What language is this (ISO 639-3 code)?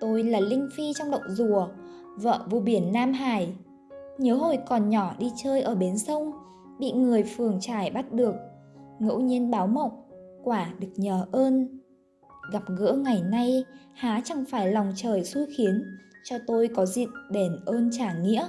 vie